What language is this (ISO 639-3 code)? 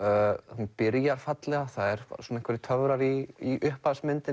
isl